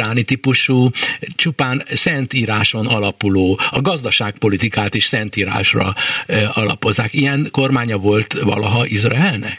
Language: Hungarian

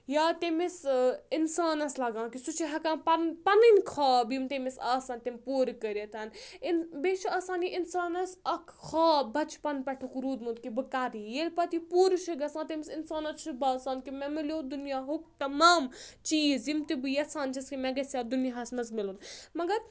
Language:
Kashmiri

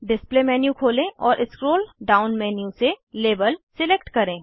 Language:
Hindi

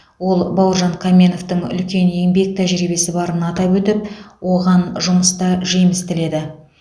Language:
Kazakh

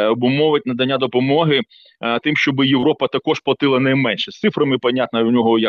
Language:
Ukrainian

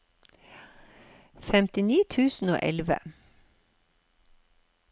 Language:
Norwegian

